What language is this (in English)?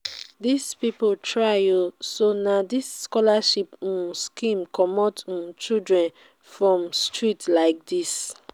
Nigerian Pidgin